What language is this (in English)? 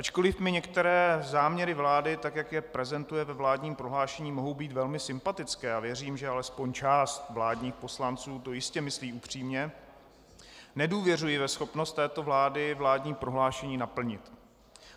Czech